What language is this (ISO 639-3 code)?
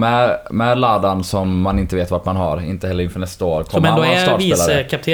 swe